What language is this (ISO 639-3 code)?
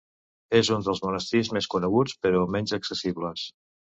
cat